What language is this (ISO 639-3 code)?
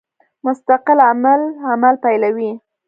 pus